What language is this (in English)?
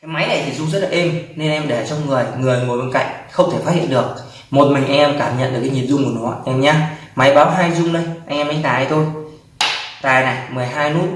Vietnamese